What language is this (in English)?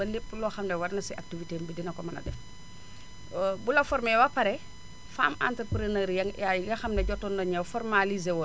Wolof